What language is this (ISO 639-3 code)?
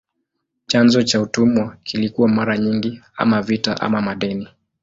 swa